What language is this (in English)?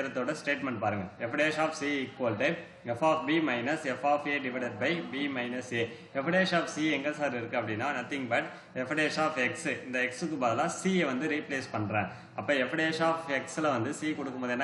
Hindi